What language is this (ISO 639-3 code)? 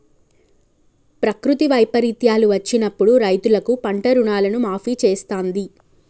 tel